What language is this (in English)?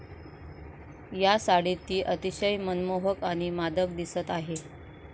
Marathi